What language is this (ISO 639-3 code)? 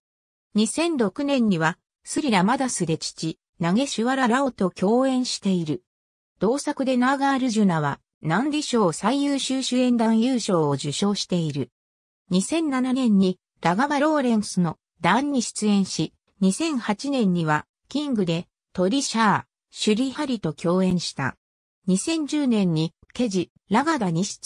jpn